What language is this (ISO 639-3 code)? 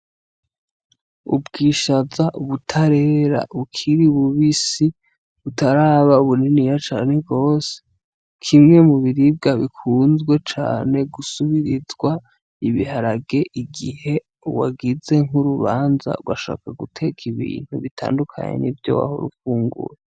run